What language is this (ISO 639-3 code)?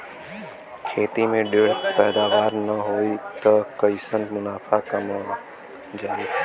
bho